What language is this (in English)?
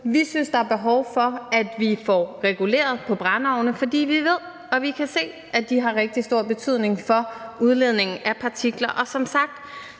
Danish